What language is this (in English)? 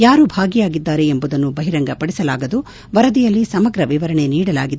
Kannada